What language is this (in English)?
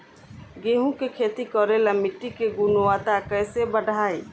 Bhojpuri